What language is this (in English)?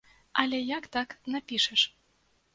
Belarusian